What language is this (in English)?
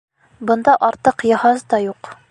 Bashkir